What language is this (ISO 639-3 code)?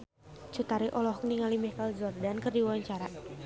sun